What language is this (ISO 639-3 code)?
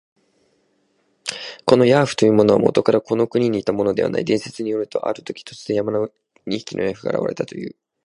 jpn